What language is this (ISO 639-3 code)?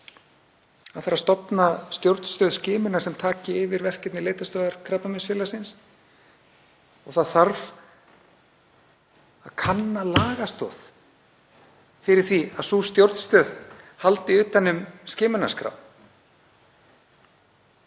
isl